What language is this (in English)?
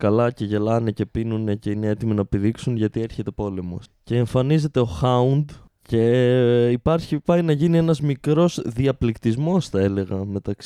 Greek